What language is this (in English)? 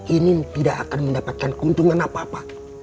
Indonesian